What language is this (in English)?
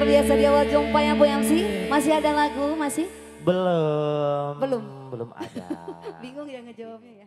Indonesian